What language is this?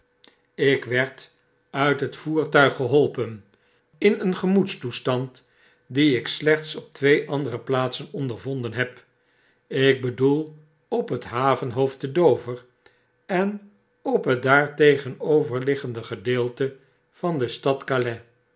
Dutch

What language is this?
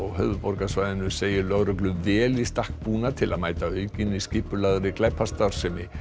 Icelandic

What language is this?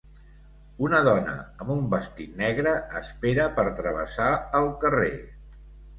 Catalan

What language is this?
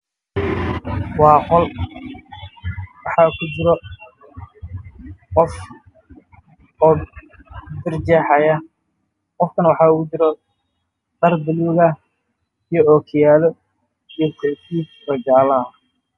Somali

